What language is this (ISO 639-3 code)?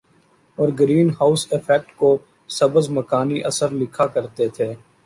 urd